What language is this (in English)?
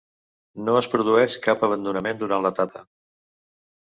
Catalan